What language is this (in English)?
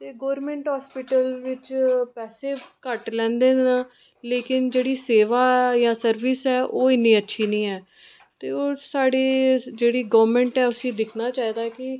Dogri